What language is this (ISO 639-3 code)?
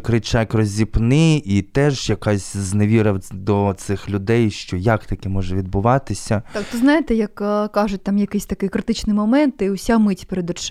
ukr